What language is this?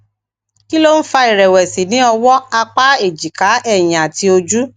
Yoruba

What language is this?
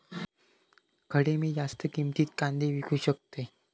Marathi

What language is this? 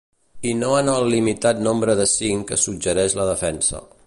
Catalan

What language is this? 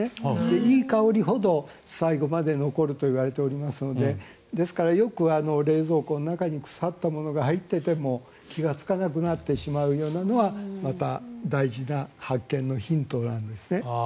Japanese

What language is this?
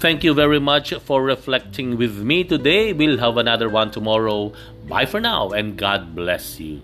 Filipino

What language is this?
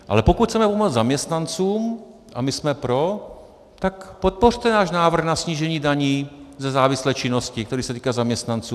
Czech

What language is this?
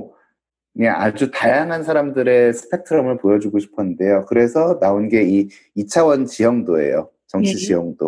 Korean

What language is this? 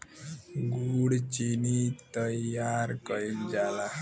Bhojpuri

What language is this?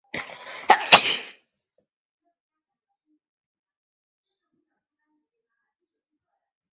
Chinese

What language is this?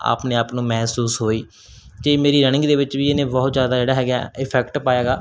Punjabi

